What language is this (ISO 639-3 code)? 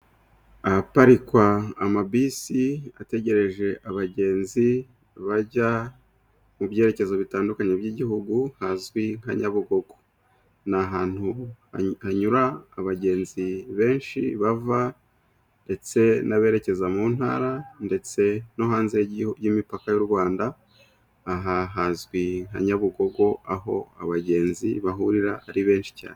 kin